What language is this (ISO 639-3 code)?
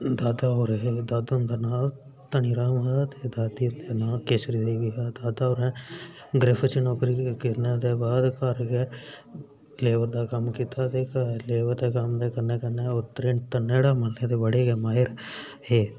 doi